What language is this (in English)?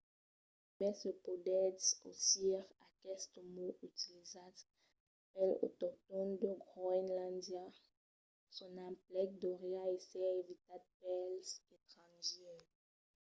Occitan